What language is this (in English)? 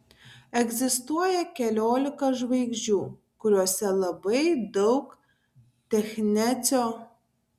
Lithuanian